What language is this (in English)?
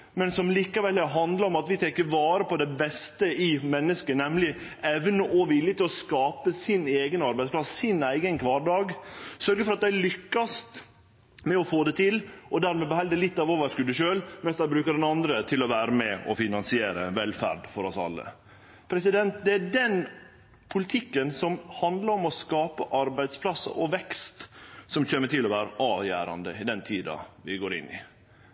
Norwegian Nynorsk